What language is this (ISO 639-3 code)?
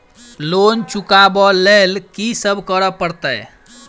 mai